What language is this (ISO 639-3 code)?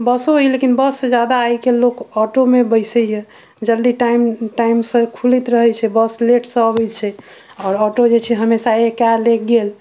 mai